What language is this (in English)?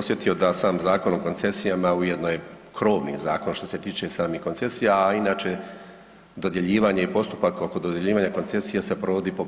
Croatian